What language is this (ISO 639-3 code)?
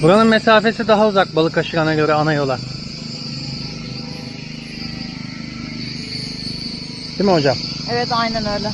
tur